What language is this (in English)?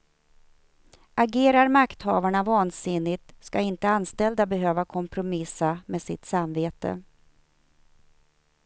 Swedish